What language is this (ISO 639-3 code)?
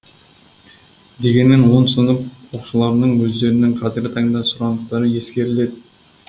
kaz